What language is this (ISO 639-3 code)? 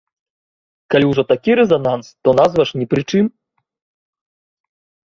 bel